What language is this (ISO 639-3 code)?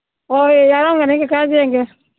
mni